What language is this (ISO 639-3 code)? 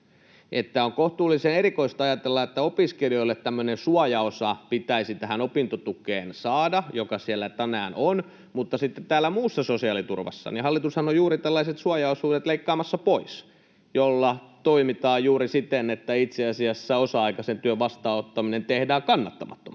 fin